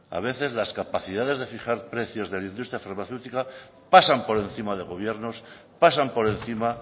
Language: Spanish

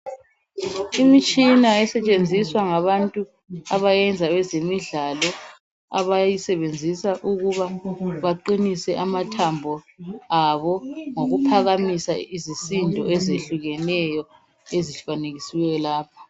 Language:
North Ndebele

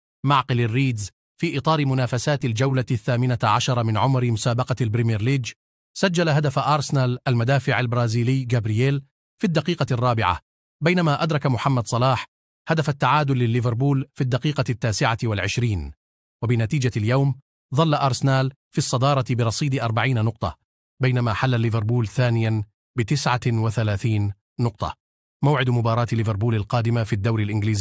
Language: Arabic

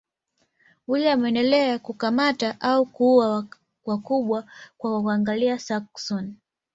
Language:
Swahili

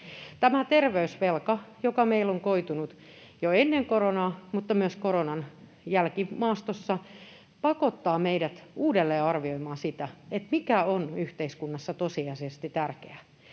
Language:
Finnish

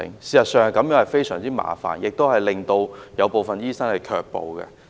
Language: Cantonese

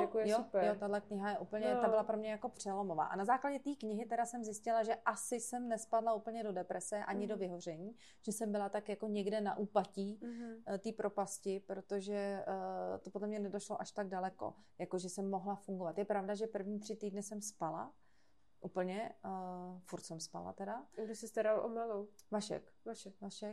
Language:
Czech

